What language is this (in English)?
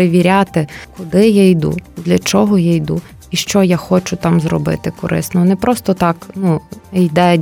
Ukrainian